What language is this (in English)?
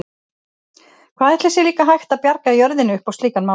Icelandic